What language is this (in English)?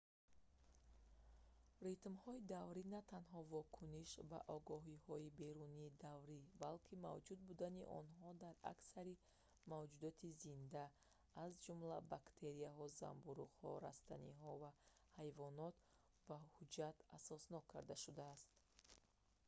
Tajik